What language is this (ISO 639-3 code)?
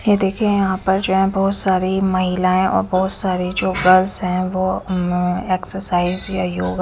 hin